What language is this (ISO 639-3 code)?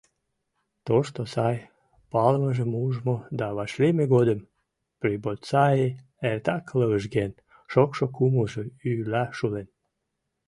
chm